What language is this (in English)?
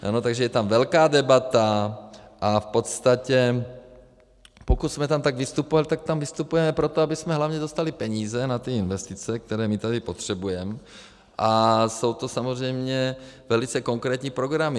Czech